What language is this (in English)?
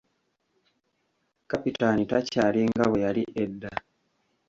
Ganda